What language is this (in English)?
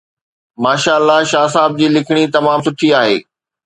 Sindhi